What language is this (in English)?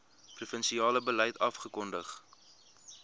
Afrikaans